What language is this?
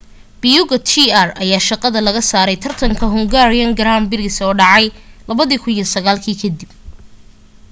Somali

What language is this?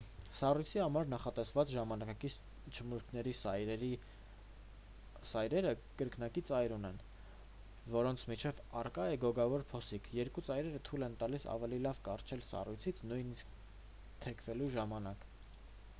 Armenian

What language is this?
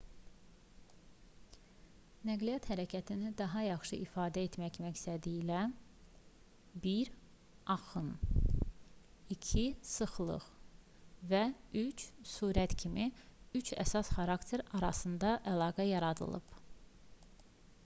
Azerbaijani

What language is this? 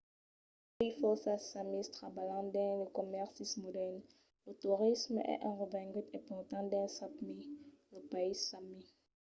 Occitan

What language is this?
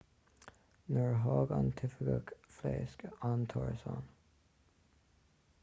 Irish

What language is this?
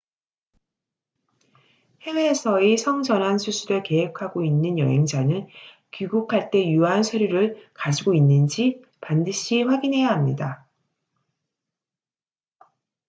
Korean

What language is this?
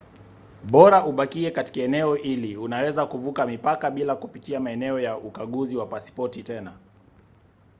Swahili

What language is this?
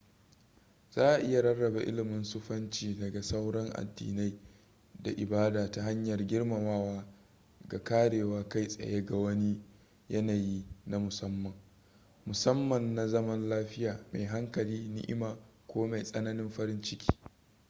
Hausa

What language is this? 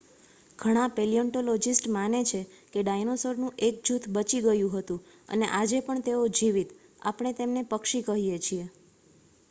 Gujarati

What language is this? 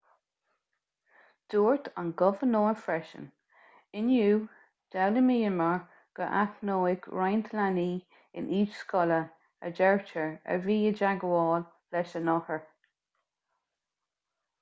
Irish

